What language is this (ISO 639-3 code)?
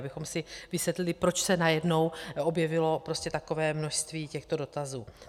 ces